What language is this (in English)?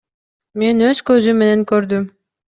Kyrgyz